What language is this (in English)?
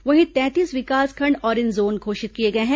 Hindi